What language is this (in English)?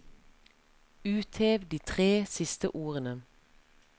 Norwegian